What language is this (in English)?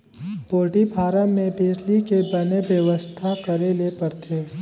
Chhattisgarhi